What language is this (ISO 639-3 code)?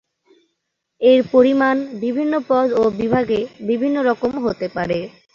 ben